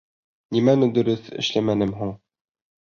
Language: Bashkir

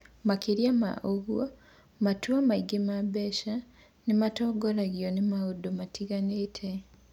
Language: Kikuyu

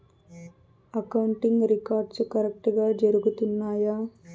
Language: Telugu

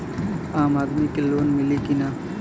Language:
Bhojpuri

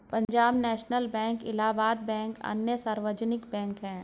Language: Hindi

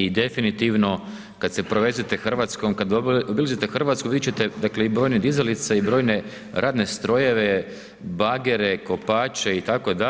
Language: Croatian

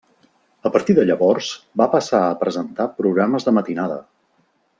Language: Catalan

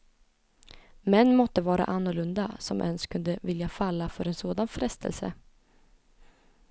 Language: Swedish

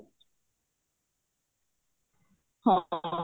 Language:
Odia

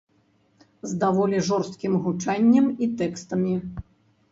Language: Belarusian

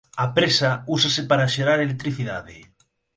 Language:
Galician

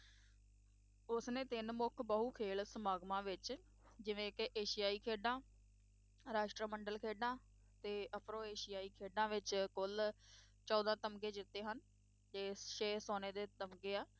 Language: Punjabi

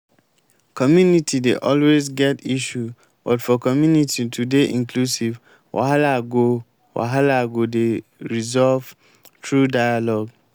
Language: Nigerian Pidgin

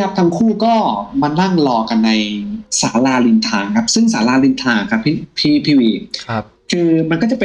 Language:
Thai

